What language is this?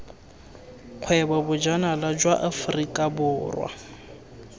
Tswana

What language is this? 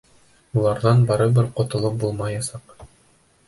Bashkir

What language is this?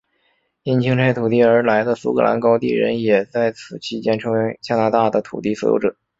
Chinese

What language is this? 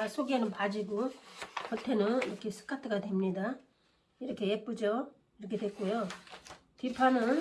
Korean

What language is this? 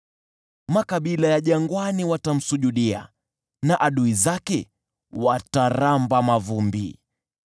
Swahili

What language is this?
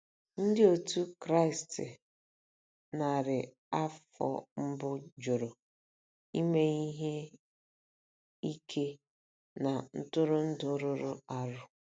Igbo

